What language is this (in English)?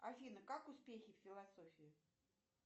Russian